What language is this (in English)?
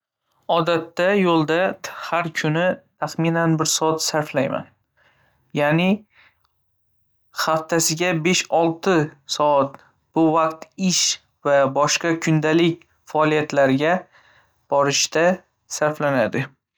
Uzbek